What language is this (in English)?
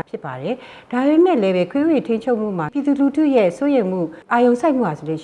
Korean